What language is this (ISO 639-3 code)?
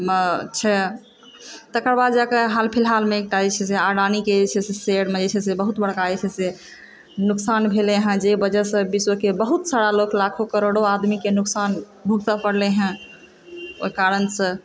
mai